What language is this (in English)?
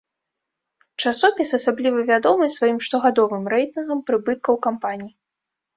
Belarusian